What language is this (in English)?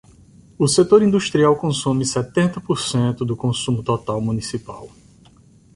Portuguese